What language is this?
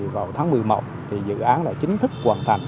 Vietnamese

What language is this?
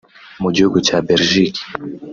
Kinyarwanda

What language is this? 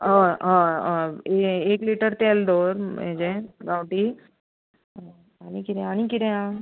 Konkani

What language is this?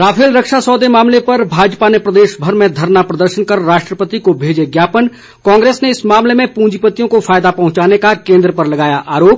Hindi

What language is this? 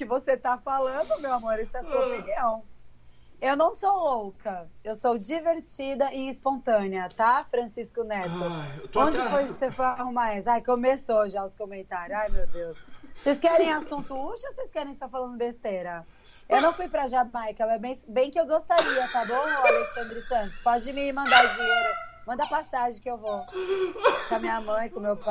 Portuguese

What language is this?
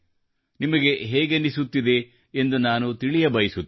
Kannada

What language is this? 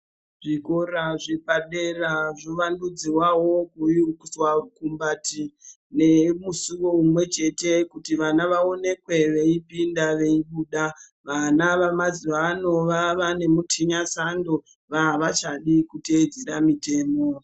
Ndau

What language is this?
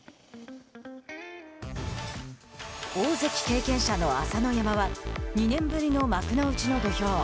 Japanese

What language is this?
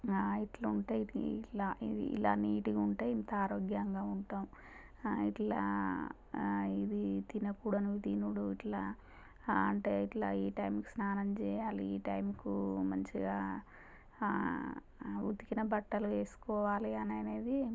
Telugu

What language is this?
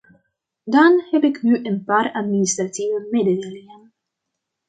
Dutch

